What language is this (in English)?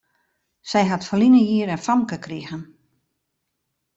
Western Frisian